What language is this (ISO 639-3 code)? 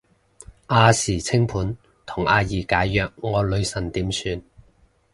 yue